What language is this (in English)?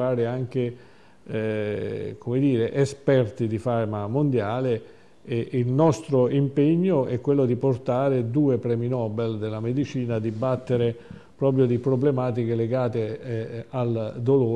Italian